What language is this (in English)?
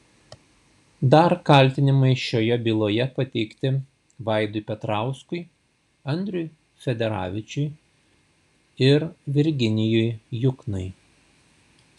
Lithuanian